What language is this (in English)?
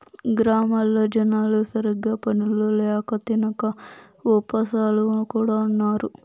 Telugu